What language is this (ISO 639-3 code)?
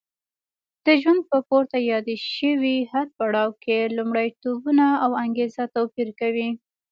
pus